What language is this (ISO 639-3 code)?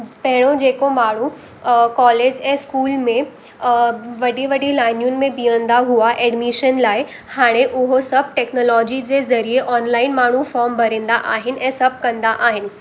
snd